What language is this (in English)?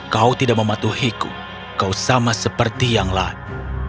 Indonesian